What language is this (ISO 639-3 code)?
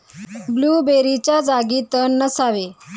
mar